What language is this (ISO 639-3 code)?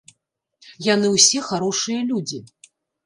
bel